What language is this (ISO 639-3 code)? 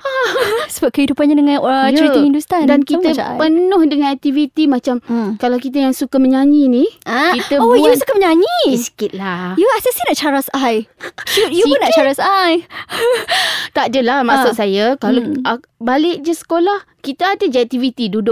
msa